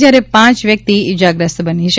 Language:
Gujarati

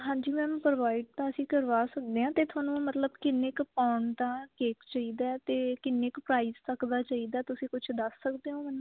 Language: Punjabi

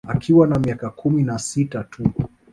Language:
Swahili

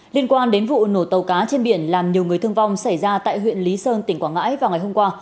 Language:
Vietnamese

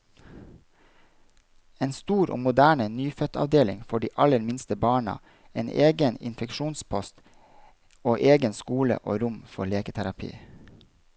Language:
Norwegian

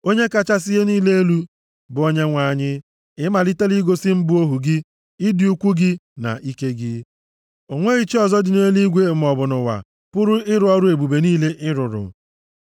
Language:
Igbo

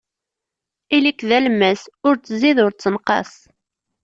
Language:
Kabyle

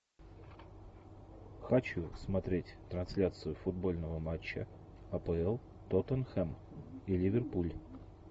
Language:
Russian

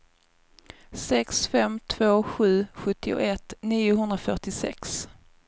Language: Swedish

